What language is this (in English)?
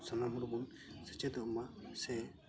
Santali